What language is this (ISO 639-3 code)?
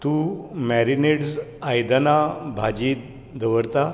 kok